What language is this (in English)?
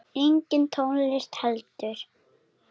Icelandic